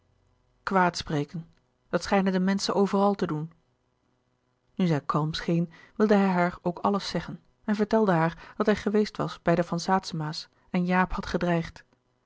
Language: Dutch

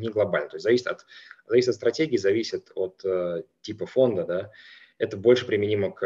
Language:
Russian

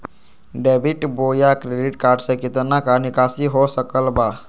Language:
Magahi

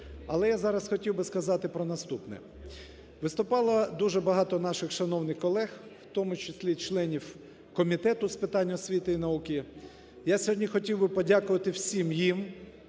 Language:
Ukrainian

